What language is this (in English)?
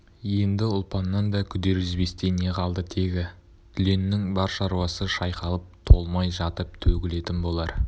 Kazakh